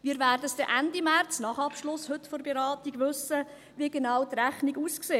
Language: Swiss German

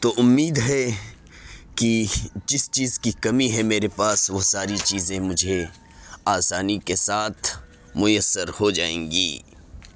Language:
Urdu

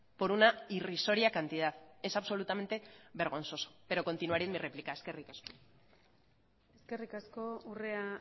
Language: Spanish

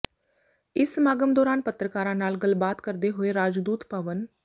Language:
Punjabi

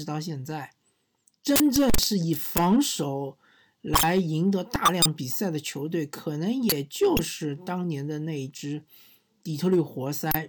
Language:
Chinese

